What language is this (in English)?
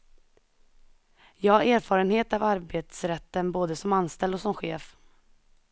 Swedish